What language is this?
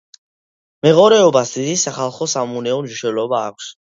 Georgian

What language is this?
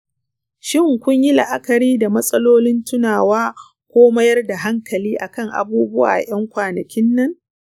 Hausa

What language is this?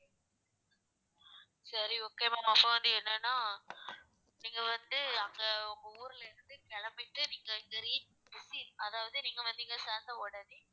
Tamil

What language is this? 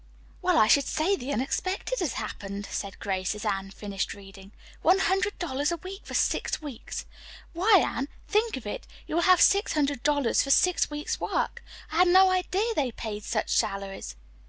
English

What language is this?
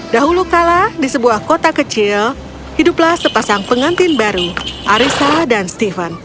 Indonesian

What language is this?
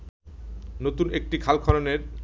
Bangla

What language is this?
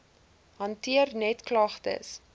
Afrikaans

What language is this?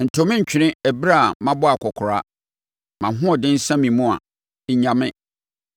Akan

